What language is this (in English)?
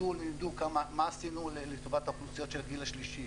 Hebrew